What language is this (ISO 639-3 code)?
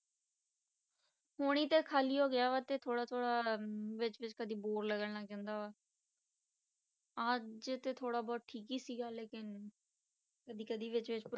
pan